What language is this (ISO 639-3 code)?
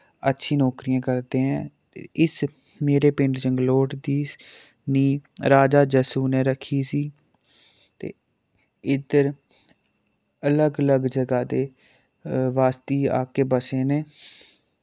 doi